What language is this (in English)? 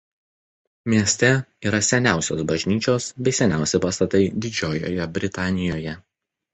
Lithuanian